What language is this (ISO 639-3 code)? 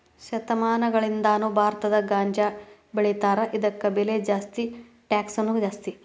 kan